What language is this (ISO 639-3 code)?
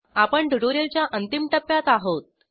mar